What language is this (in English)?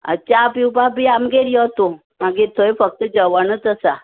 Konkani